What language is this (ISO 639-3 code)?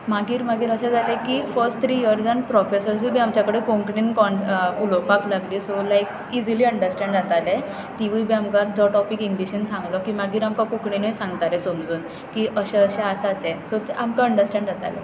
kok